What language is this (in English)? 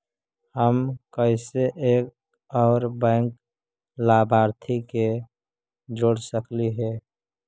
Magahi